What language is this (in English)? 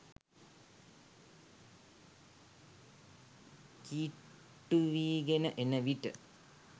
Sinhala